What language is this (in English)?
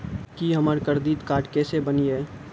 Maithili